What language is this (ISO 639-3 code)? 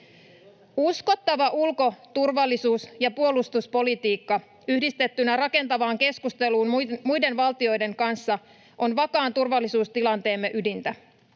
fin